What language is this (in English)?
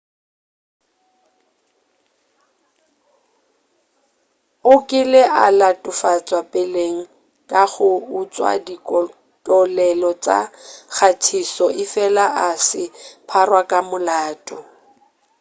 Northern Sotho